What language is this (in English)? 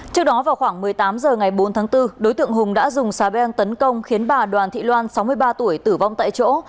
Vietnamese